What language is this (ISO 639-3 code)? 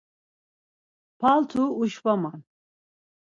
lzz